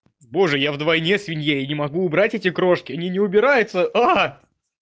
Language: Russian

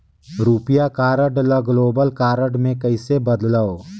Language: Chhattisgarhi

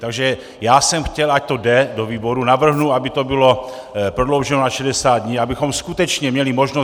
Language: Czech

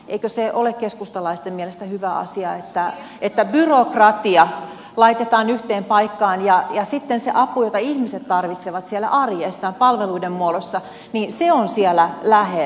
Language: Finnish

